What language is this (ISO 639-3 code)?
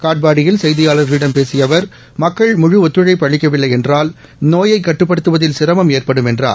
tam